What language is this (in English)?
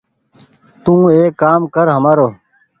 Goaria